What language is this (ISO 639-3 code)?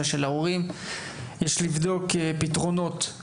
heb